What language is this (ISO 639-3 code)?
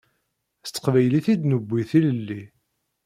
kab